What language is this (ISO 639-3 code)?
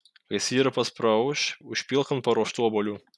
lit